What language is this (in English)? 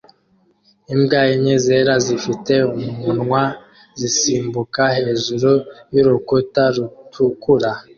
Kinyarwanda